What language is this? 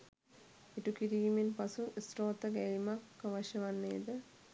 Sinhala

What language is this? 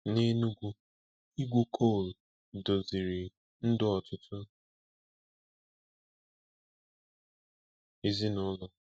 Igbo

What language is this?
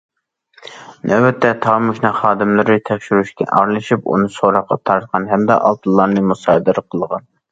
Uyghur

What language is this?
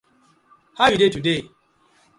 Nigerian Pidgin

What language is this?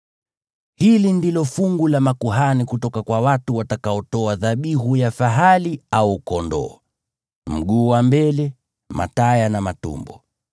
Swahili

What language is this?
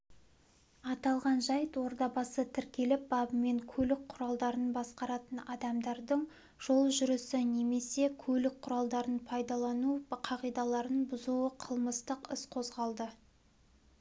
Kazakh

